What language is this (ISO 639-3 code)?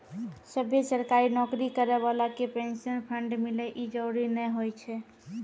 mai